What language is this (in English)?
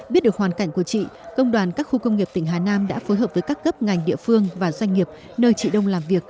Vietnamese